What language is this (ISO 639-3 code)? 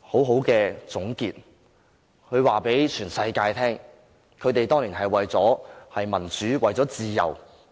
yue